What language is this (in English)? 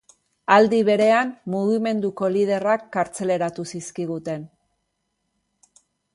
Basque